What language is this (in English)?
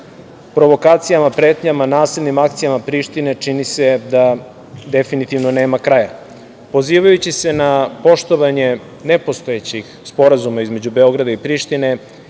Serbian